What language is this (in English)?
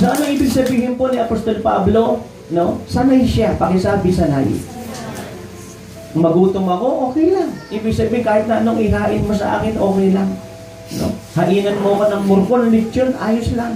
Filipino